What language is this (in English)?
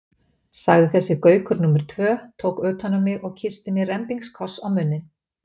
Icelandic